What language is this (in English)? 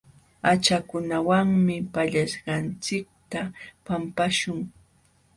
Jauja Wanca Quechua